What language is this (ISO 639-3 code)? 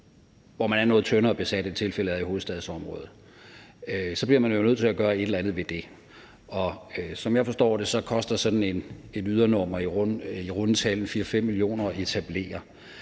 dan